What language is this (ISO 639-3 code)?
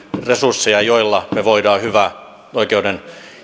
fin